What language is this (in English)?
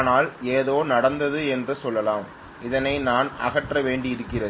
Tamil